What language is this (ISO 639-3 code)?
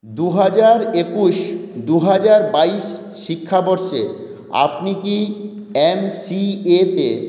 ben